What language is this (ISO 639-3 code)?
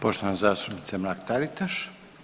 hrv